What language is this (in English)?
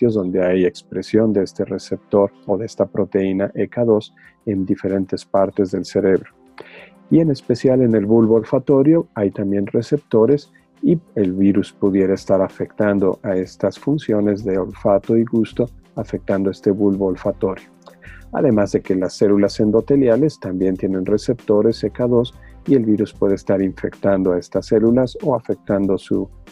Spanish